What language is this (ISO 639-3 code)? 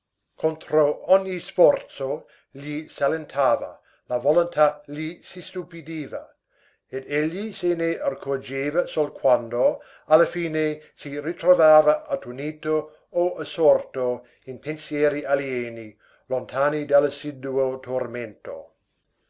ita